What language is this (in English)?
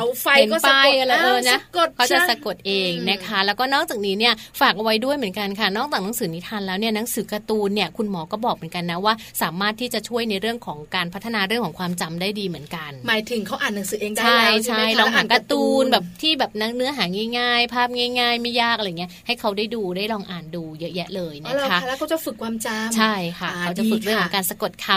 Thai